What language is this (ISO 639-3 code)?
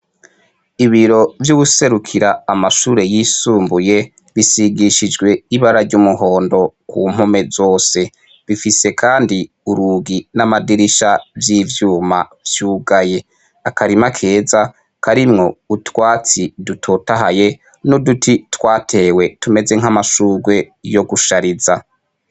run